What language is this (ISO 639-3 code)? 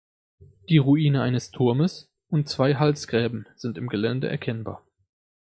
deu